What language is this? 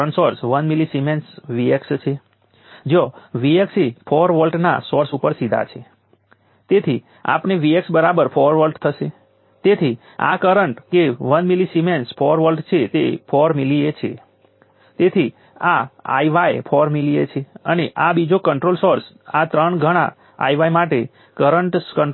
Gujarati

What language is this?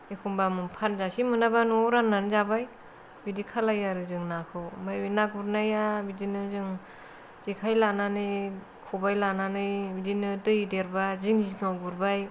Bodo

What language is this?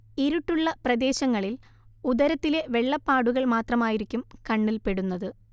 Malayalam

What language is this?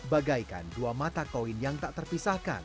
Indonesian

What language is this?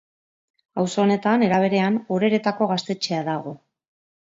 Basque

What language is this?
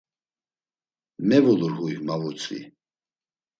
Laz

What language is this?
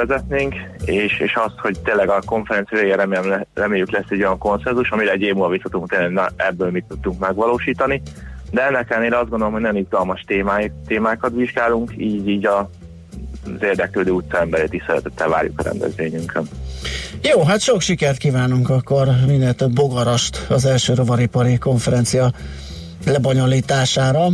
Hungarian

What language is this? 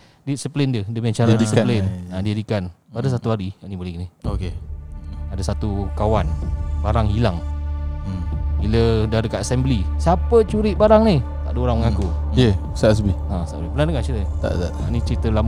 Malay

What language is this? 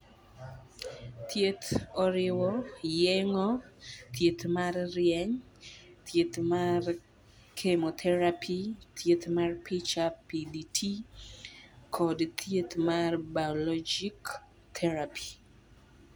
Luo (Kenya and Tanzania)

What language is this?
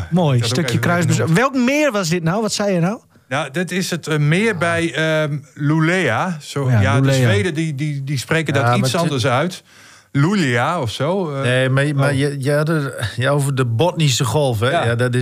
Dutch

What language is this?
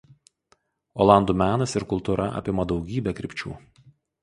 Lithuanian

